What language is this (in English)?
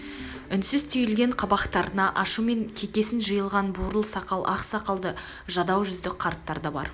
Kazakh